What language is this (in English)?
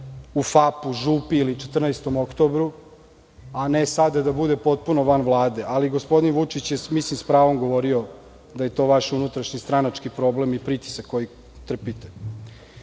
Serbian